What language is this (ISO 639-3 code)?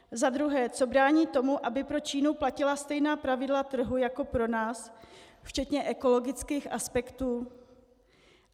ces